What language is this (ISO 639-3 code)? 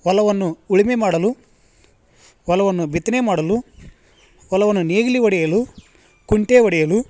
kan